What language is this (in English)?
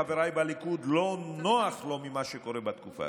Hebrew